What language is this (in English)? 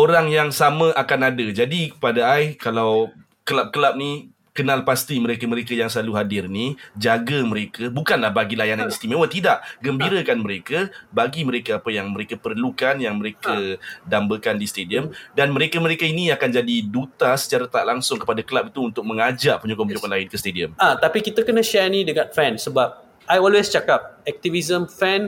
Malay